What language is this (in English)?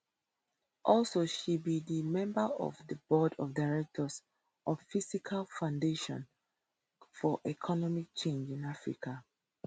Nigerian Pidgin